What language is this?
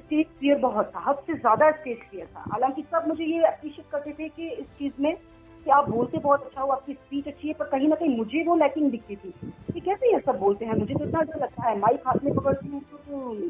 Gujarati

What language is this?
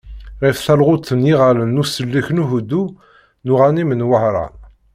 Kabyle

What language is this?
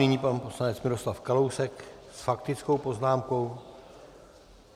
Czech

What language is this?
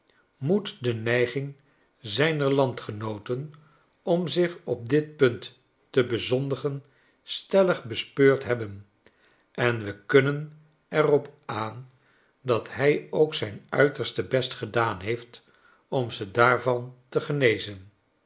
Dutch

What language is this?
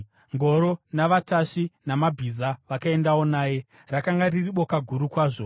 Shona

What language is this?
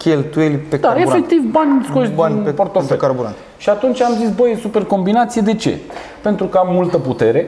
Romanian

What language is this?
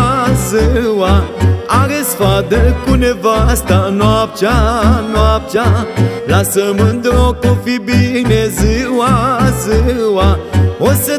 Romanian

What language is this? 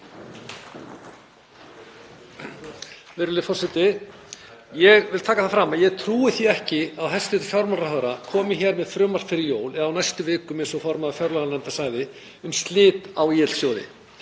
Icelandic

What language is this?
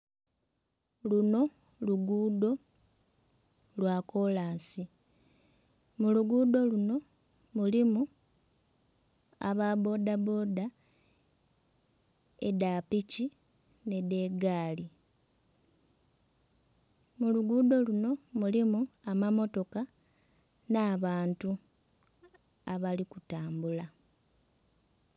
Soga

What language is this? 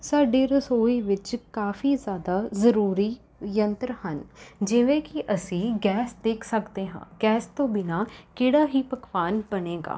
Punjabi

